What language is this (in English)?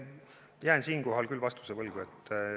Estonian